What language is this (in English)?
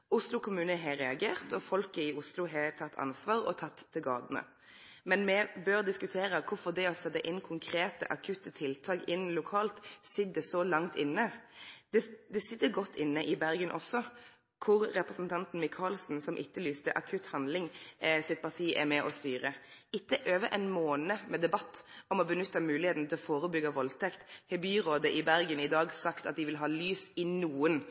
Norwegian Nynorsk